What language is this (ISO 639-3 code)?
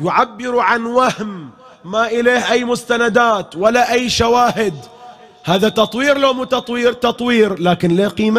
ara